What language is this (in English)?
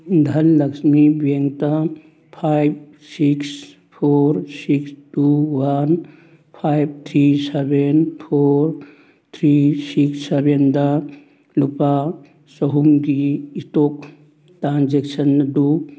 Manipuri